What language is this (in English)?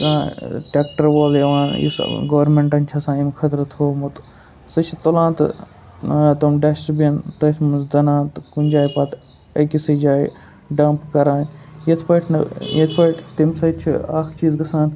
Kashmiri